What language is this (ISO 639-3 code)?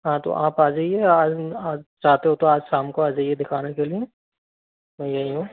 hin